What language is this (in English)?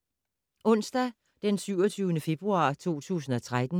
Danish